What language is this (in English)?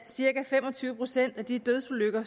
Danish